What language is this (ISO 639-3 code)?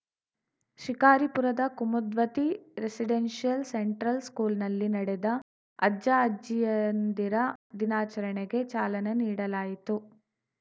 kan